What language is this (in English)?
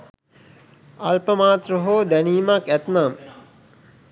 Sinhala